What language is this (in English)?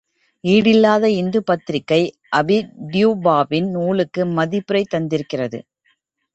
Tamil